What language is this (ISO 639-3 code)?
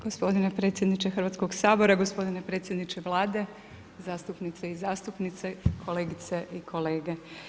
hrv